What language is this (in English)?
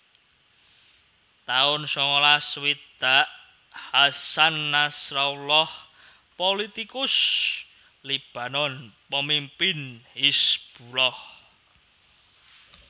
Javanese